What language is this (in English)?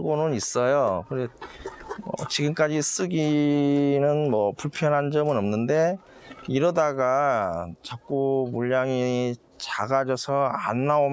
Korean